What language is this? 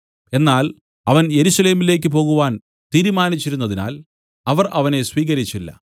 Malayalam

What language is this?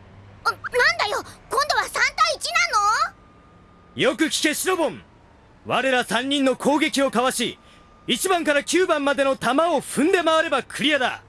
Japanese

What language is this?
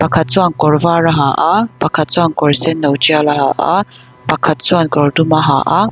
Mizo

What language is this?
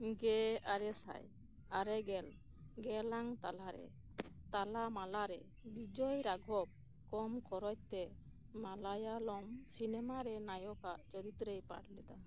Santali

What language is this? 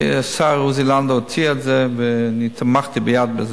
Hebrew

